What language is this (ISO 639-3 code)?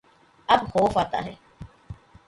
urd